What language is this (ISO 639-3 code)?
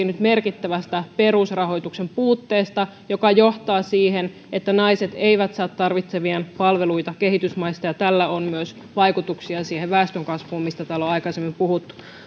fin